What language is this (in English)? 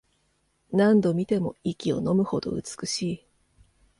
Japanese